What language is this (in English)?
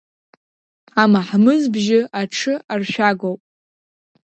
Abkhazian